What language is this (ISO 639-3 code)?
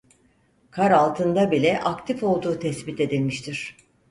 tur